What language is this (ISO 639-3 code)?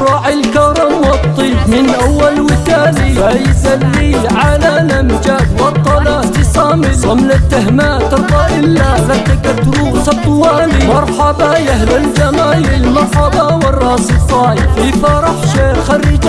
ara